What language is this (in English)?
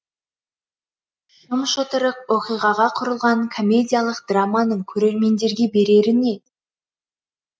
Kazakh